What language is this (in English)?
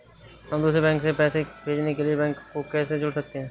Hindi